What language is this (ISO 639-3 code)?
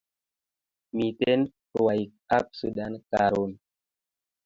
kln